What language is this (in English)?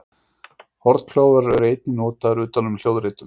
Icelandic